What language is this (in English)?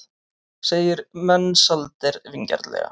Icelandic